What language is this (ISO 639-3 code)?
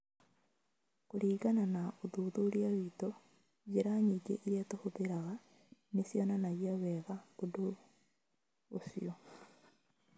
kik